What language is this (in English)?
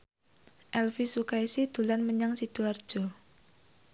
Javanese